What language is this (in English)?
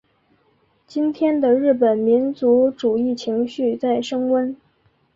Chinese